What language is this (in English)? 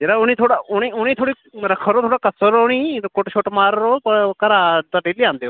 Dogri